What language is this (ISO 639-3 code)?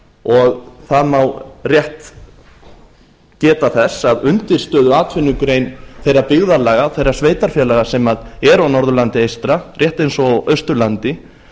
isl